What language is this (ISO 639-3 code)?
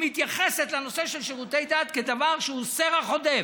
heb